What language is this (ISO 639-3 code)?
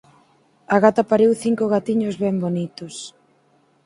glg